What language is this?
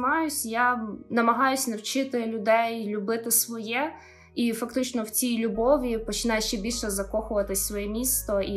Ukrainian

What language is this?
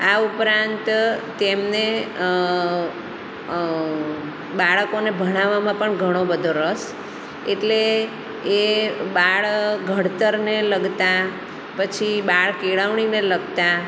Gujarati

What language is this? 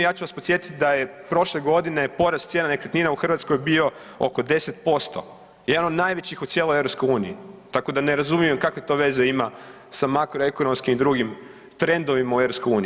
Croatian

